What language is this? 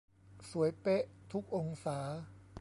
Thai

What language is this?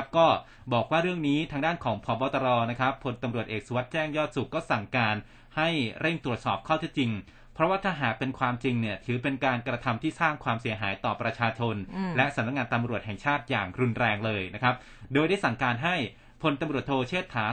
Thai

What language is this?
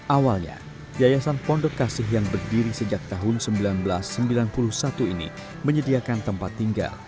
Indonesian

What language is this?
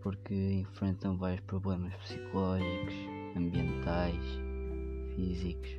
Portuguese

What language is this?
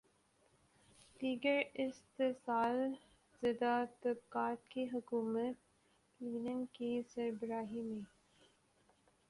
Urdu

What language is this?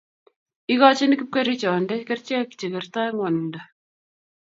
Kalenjin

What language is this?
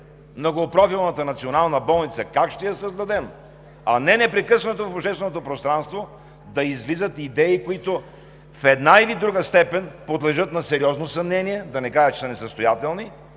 Bulgarian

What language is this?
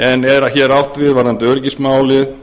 Icelandic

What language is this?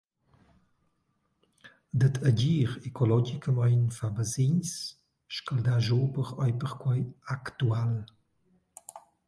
Romansh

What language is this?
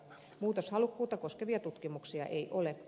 Finnish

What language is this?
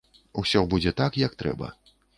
Belarusian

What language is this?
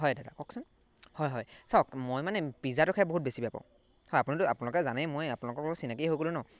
Assamese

